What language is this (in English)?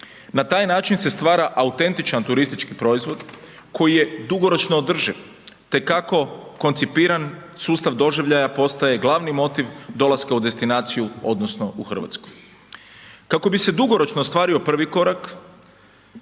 Croatian